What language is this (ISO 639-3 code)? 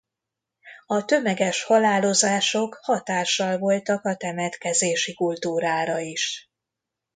hun